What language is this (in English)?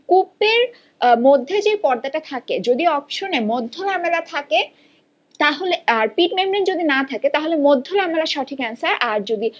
Bangla